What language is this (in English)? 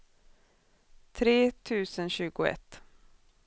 Swedish